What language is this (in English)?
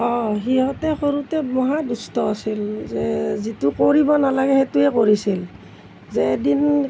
Assamese